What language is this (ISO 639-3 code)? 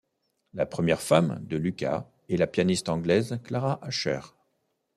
fra